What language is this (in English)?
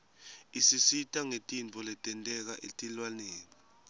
Swati